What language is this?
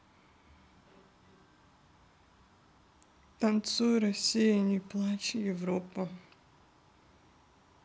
Russian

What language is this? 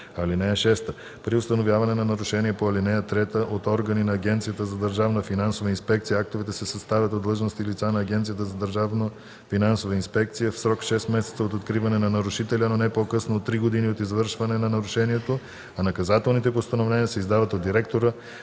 Bulgarian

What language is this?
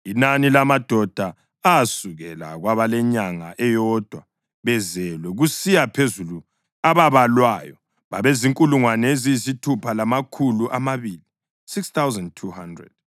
North Ndebele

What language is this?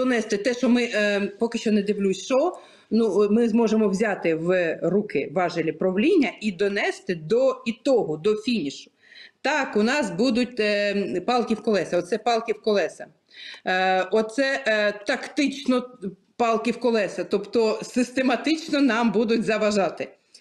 Ukrainian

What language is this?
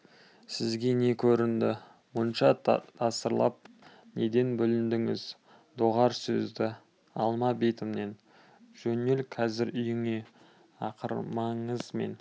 Kazakh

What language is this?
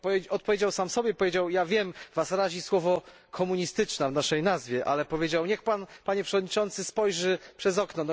Polish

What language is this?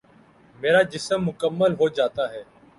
Urdu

